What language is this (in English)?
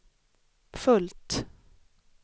Swedish